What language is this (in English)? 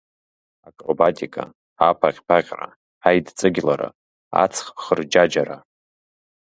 Abkhazian